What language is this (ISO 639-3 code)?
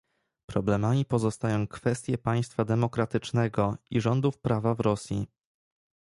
pol